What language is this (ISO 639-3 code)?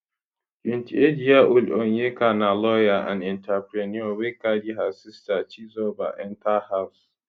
pcm